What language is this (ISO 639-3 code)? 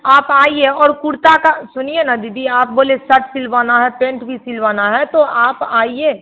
hin